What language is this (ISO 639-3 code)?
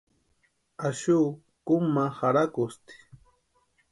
pua